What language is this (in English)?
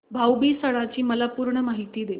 Marathi